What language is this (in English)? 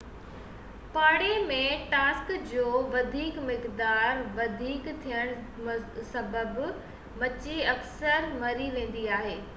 Sindhi